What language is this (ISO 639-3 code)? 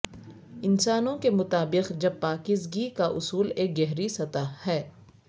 urd